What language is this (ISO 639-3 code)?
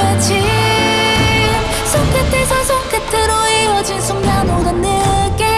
kor